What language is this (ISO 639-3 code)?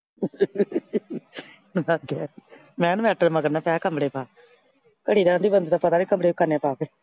pan